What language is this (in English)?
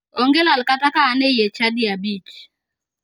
Luo (Kenya and Tanzania)